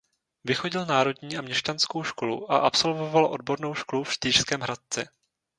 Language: Czech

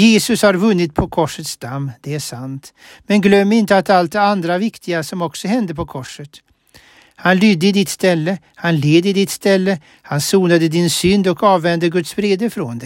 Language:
Swedish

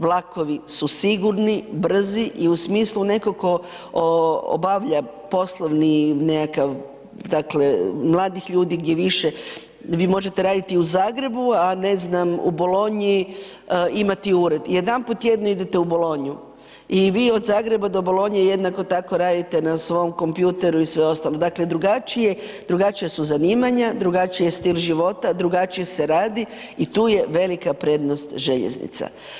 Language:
Croatian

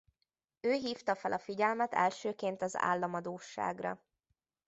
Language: Hungarian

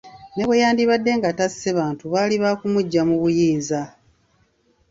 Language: Ganda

